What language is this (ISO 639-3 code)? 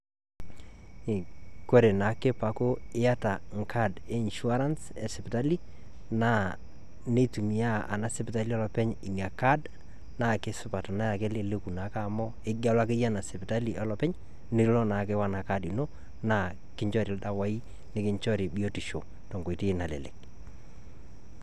mas